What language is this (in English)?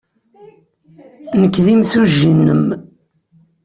Kabyle